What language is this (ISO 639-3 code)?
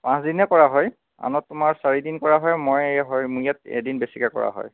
asm